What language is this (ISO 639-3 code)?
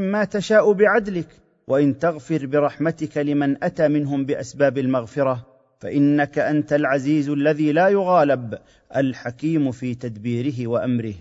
ara